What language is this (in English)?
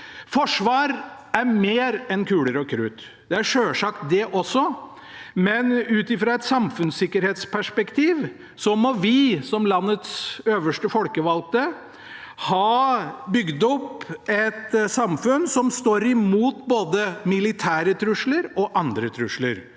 Norwegian